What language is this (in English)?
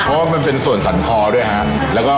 Thai